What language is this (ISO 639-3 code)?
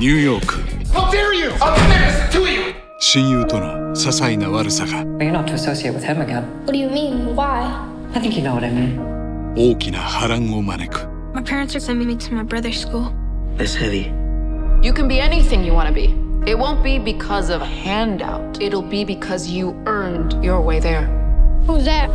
eng